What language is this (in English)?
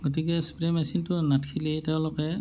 Assamese